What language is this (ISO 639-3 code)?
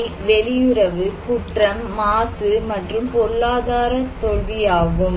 tam